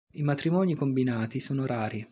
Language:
Italian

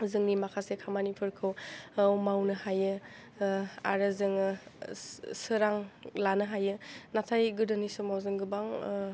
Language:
Bodo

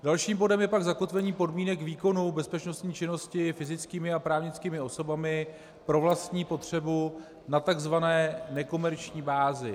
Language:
Czech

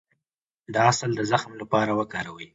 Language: Pashto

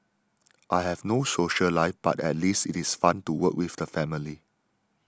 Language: English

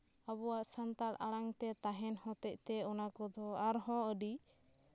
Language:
Santali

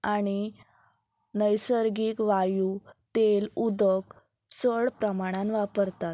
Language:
Konkani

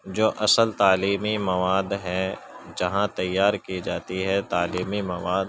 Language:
Urdu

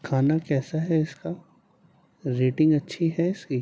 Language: Urdu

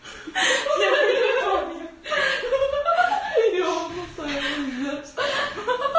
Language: Russian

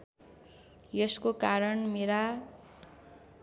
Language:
Nepali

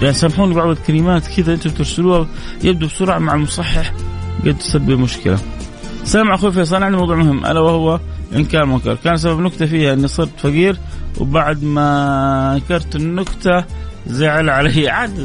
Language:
Arabic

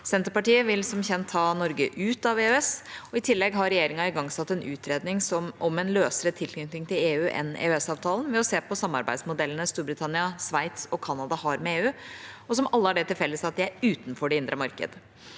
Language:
Norwegian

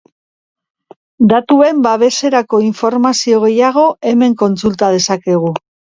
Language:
Basque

